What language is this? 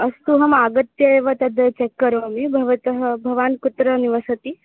Sanskrit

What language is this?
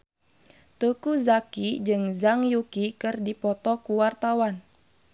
Sundanese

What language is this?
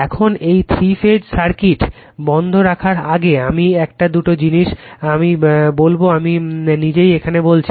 Bangla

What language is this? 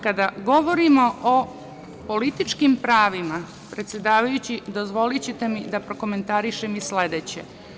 Serbian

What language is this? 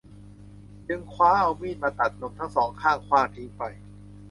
Thai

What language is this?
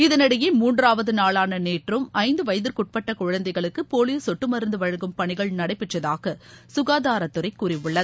Tamil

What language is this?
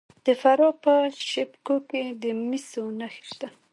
Pashto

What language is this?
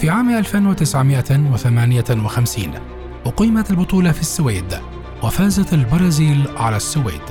Arabic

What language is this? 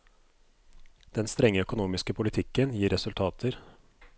Norwegian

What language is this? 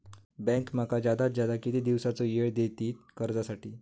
Marathi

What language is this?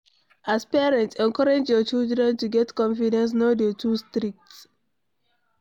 Nigerian Pidgin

